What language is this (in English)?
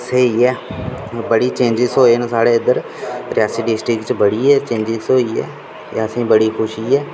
Dogri